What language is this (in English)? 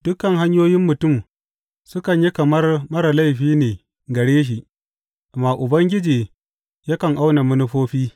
Hausa